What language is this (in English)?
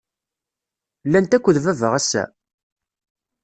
Kabyle